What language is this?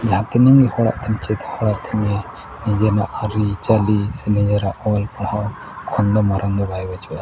Santali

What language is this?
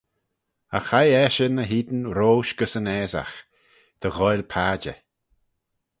Manx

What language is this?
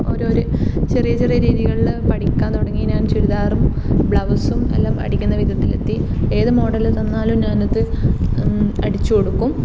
Malayalam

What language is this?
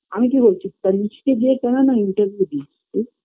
Bangla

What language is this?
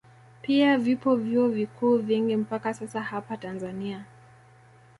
Swahili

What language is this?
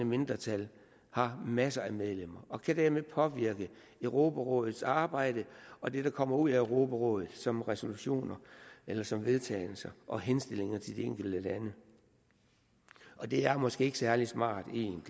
Danish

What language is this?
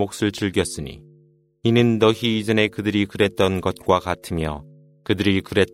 Korean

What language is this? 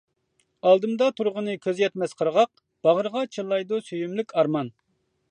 Uyghur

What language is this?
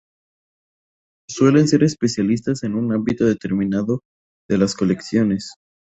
Spanish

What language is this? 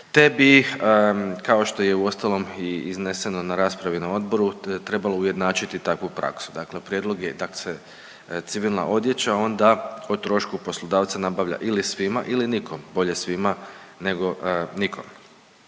Croatian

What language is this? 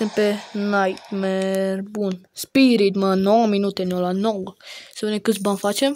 Romanian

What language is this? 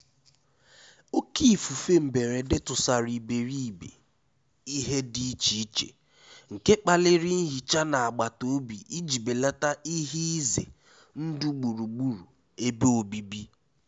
Igbo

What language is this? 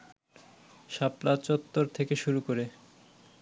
Bangla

